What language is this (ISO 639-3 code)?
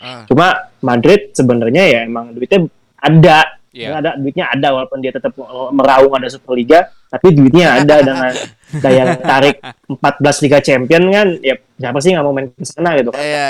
ind